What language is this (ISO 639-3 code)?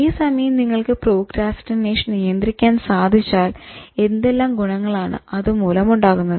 mal